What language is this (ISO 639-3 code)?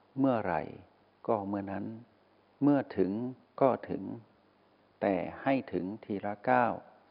tha